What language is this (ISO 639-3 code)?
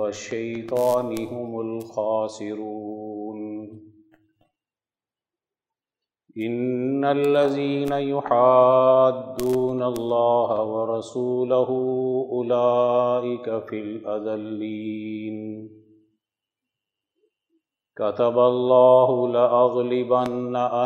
urd